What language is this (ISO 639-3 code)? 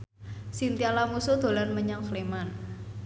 jav